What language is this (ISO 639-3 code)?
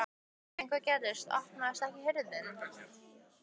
isl